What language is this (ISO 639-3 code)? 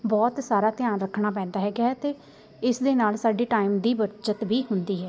pan